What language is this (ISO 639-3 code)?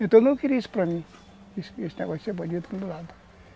por